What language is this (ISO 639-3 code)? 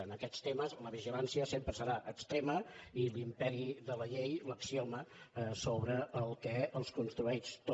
cat